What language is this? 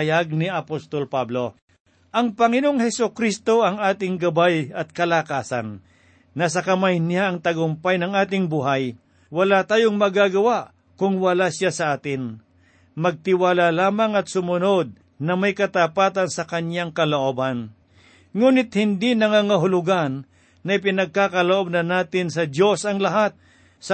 Filipino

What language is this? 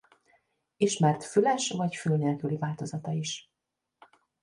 Hungarian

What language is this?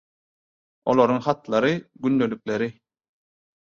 Turkmen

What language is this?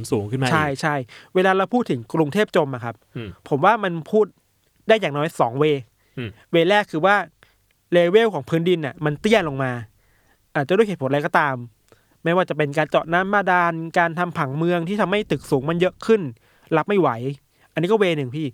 Thai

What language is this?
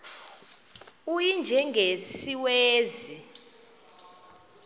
Xhosa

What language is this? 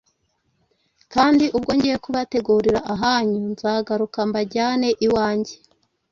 Kinyarwanda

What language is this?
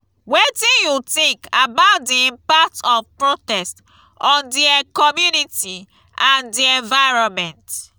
Nigerian Pidgin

